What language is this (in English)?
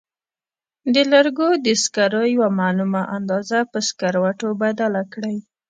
Pashto